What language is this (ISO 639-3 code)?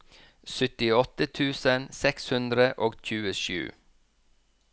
nor